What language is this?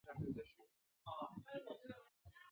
Chinese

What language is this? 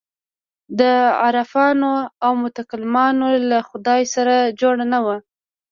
Pashto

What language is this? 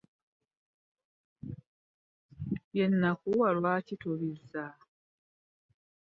Ganda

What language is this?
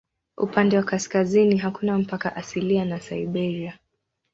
Swahili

